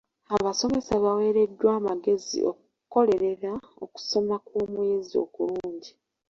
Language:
Ganda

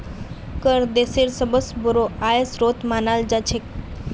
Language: Magahi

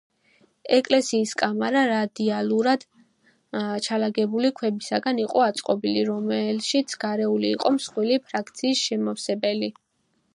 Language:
Georgian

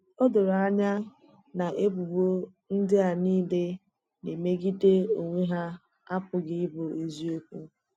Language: Igbo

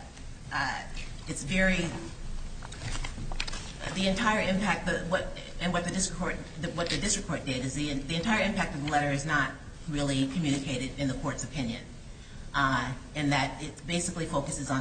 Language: English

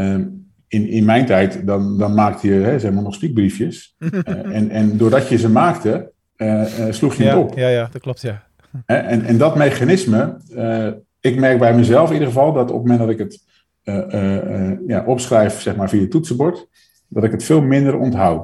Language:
Dutch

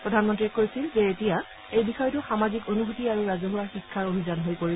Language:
Assamese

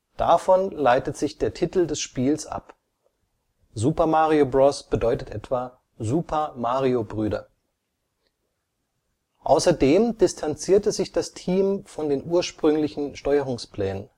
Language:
German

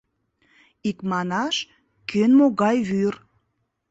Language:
Mari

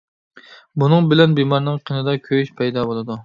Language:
Uyghur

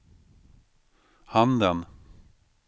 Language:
Swedish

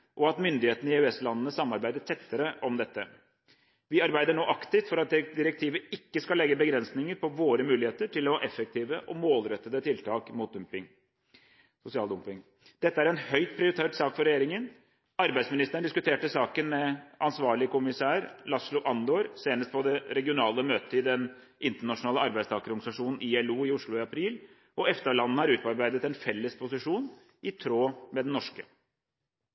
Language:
Norwegian Bokmål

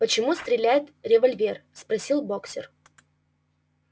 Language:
Russian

